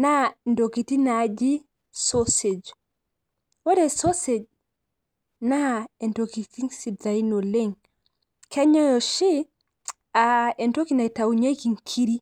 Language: Masai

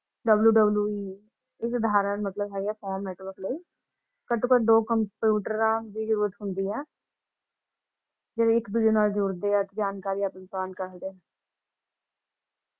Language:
Punjabi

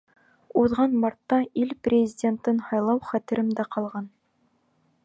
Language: Bashkir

